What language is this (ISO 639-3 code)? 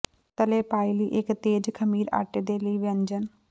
pan